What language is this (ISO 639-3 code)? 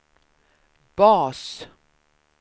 swe